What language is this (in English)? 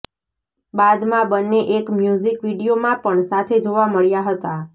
Gujarati